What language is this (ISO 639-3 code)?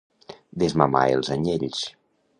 cat